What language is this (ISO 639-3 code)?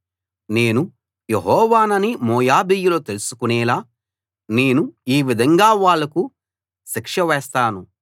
tel